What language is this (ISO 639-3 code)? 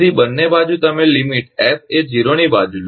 guj